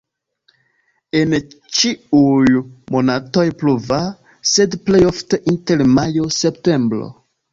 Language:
Esperanto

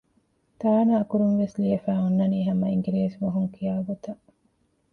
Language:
Divehi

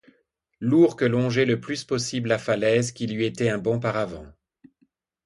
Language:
French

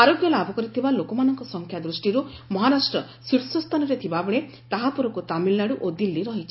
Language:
Odia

